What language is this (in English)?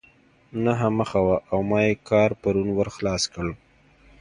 Pashto